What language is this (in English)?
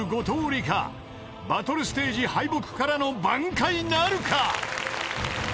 Japanese